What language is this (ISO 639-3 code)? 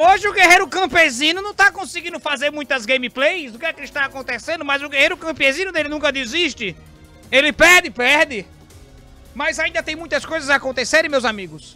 por